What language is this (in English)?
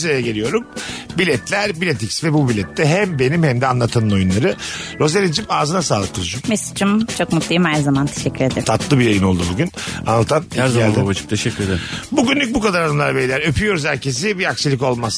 Turkish